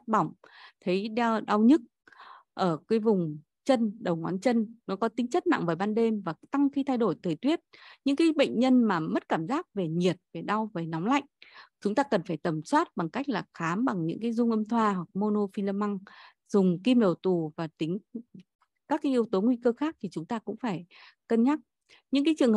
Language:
Vietnamese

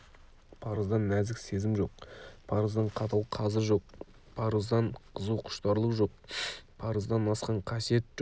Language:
Kazakh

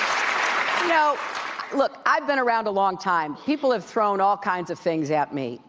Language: English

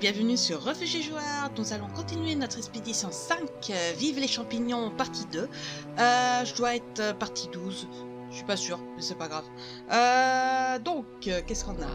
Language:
French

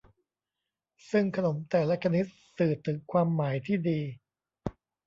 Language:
Thai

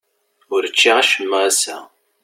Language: Kabyle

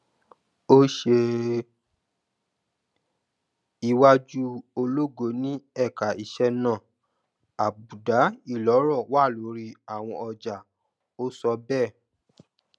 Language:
Yoruba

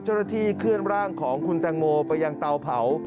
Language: Thai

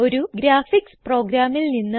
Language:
Malayalam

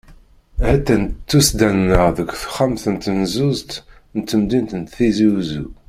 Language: Kabyle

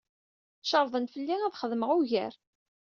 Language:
Kabyle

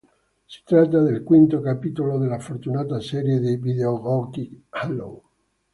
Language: Italian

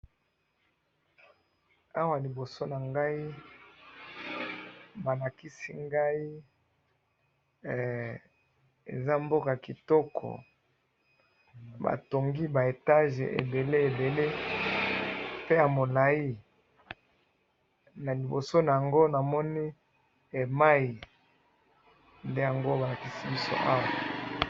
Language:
Lingala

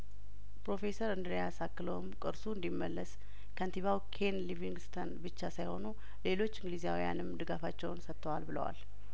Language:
Amharic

